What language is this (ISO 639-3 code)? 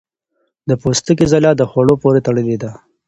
pus